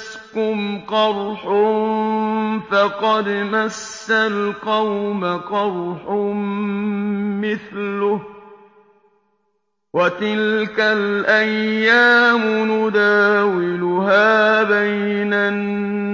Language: Arabic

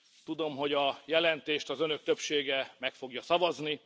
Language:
Hungarian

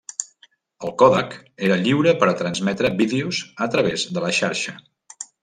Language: Catalan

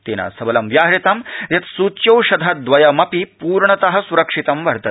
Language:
Sanskrit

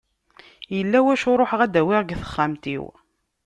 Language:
Kabyle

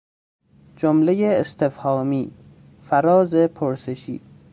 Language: Persian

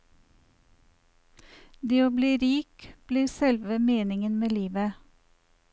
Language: Norwegian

